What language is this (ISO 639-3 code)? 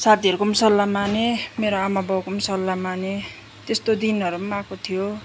nep